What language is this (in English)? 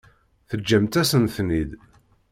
Kabyle